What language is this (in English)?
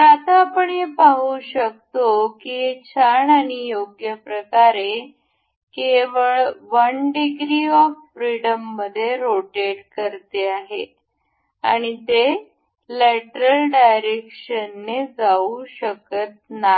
Marathi